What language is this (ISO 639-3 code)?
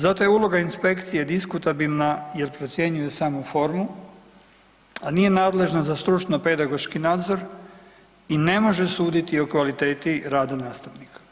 hrv